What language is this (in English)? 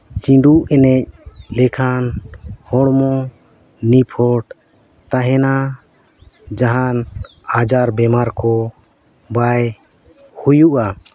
Santali